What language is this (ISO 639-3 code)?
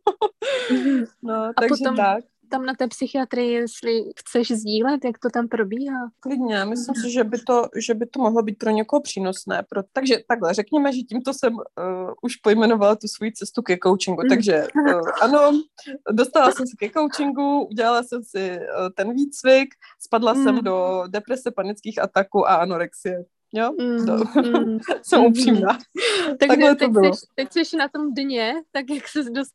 ces